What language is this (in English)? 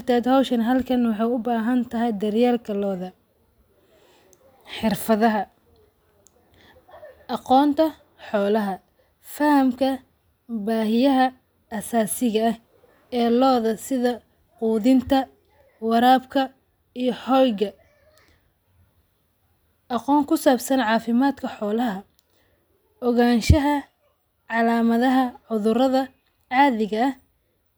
Somali